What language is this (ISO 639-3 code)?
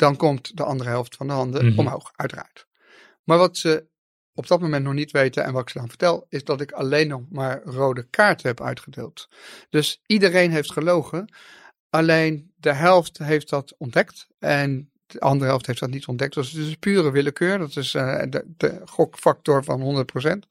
nld